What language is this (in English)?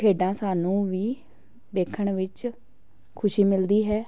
Punjabi